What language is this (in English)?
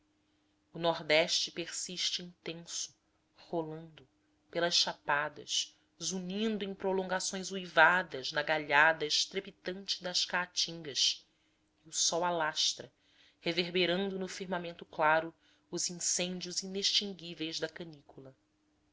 Portuguese